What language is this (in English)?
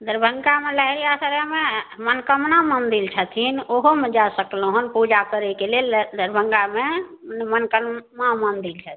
Maithili